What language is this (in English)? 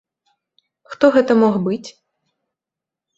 Belarusian